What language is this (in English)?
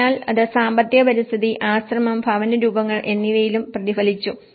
Malayalam